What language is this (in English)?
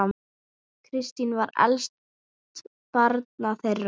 Icelandic